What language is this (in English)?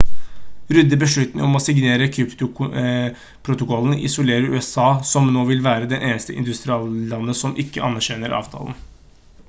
Norwegian Bokmål